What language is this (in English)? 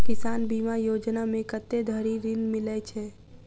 Maithili